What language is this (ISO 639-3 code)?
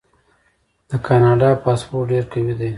pus